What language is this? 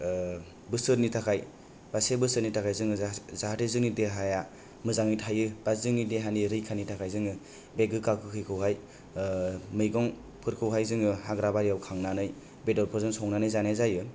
Bodo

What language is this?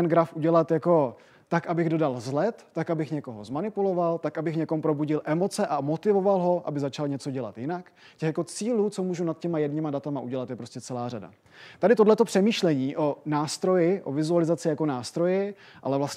Czech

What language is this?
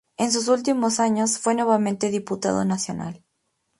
Spanish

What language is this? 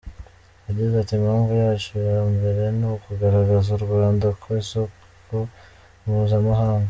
Kinyarwanda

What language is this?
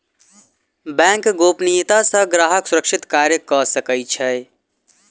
Maithili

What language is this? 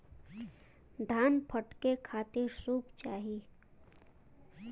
Bhojpuri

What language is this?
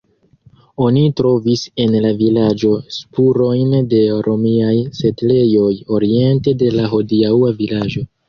Esperanto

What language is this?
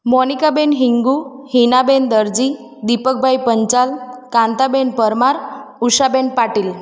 Gujarati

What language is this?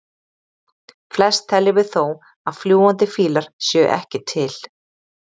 Icelandic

